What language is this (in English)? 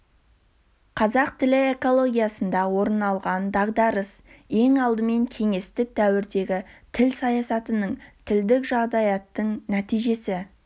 Kazakh